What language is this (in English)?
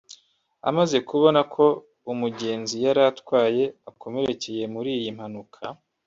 Kinyarwanda